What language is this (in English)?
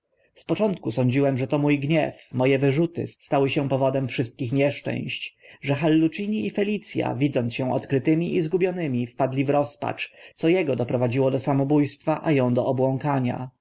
Polish